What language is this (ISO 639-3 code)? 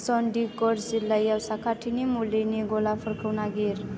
brx